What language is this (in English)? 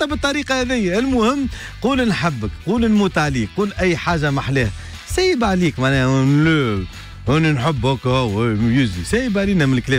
Arabic